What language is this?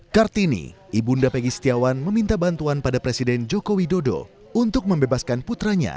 Indonesian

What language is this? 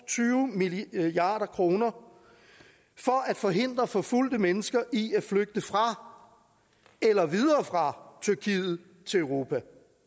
Danish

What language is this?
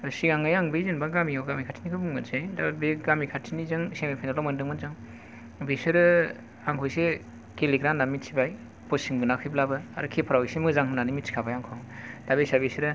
Bodo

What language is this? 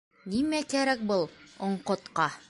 Bashkir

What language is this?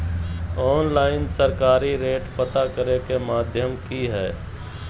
Magahi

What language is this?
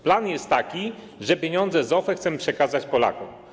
Polish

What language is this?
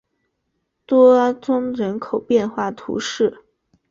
Chinese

